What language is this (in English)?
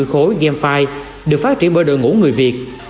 Vietnamese